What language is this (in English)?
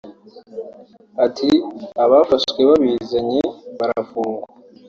Kinyarwanda